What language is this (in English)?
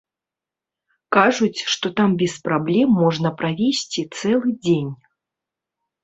Belarusian